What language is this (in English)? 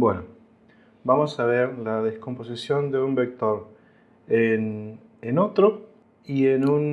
Spanish